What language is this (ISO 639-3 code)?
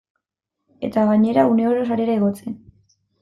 eus